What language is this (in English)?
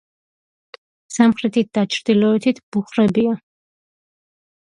Georgian